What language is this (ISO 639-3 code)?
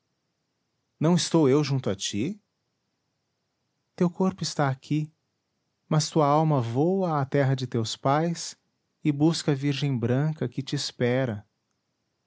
por